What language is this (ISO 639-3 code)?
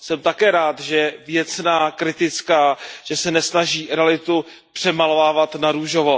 ces